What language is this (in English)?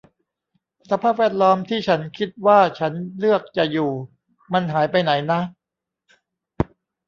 Thai